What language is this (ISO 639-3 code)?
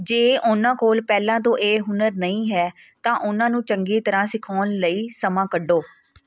pan